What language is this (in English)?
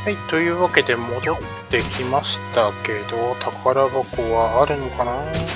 Japanese